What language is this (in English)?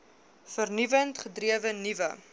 Afrikaans